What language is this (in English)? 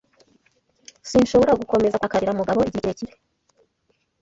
Kinyarwanda